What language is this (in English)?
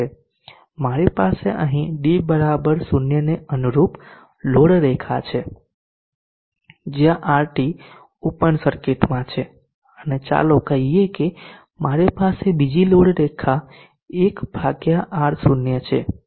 Gujarati